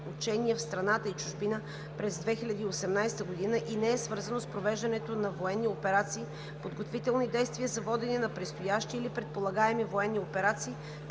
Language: Bulgarian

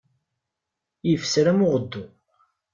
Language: Kabyle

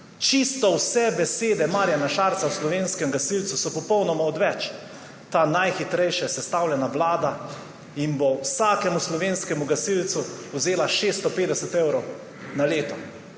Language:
Slovenian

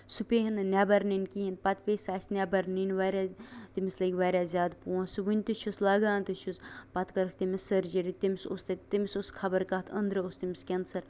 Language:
Kashmiri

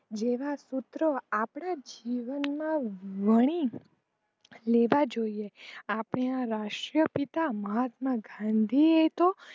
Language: Gujarati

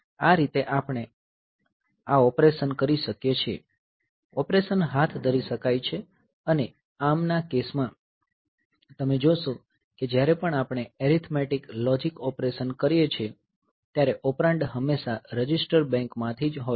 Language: Gujarati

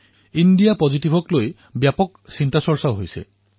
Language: Assamese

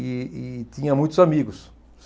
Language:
Portuguese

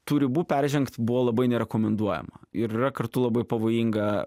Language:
Lithuanian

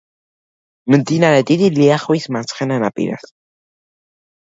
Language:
Georgian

